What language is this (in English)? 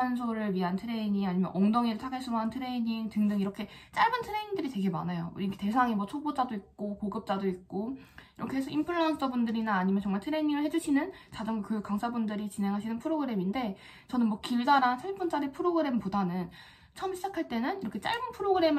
Korean